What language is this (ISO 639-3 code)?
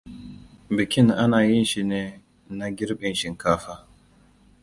hau